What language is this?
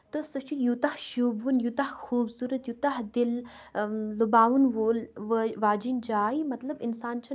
Kashmiri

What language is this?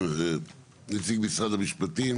Hebrew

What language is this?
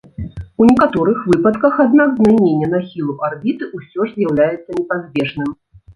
Belarusian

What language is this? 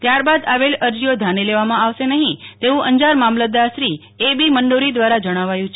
Gujarati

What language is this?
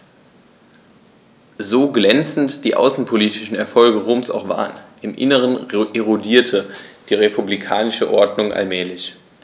German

